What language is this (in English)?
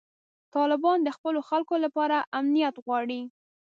Pashto